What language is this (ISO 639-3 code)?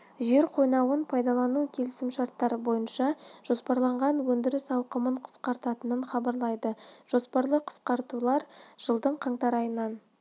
kaz